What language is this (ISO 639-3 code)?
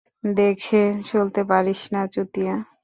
ben